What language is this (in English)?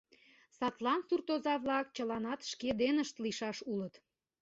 Mari